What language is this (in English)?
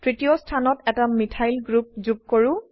Assamese